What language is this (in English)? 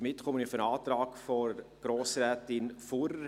Swiss German